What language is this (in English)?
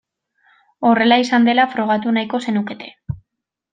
Basque